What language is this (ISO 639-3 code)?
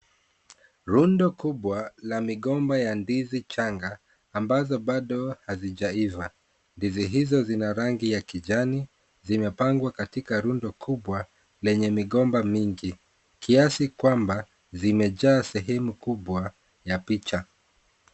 swa